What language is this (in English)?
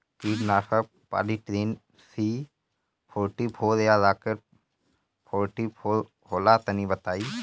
Bhojpuri